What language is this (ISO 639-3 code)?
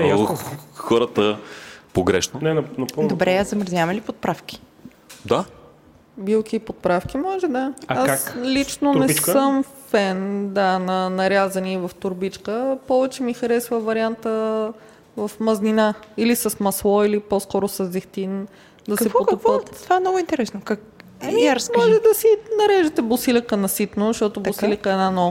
bul